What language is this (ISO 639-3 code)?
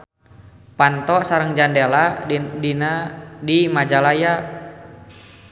sun